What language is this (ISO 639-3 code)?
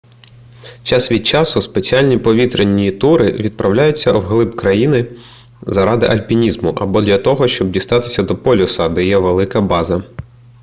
ukr